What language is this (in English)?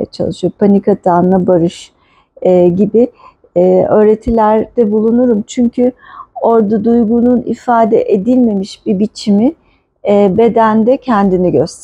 Turkish